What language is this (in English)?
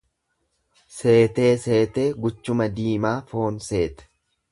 Oromo